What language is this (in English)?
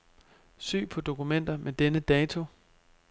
Danish